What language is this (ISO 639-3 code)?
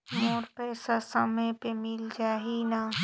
hne